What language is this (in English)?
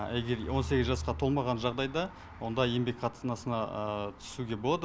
Kazakh